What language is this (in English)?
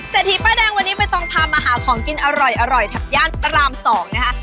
Thai